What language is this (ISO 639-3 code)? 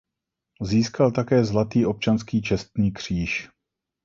ces